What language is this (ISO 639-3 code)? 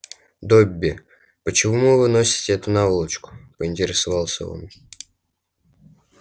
rus